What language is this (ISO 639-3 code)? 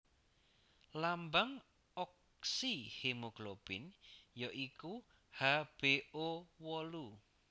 jav